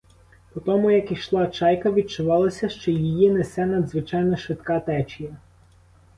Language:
Ukrainian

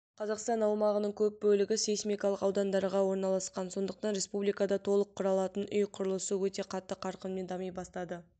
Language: Kazakh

